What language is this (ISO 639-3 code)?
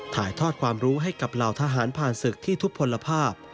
tha